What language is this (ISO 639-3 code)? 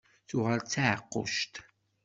kab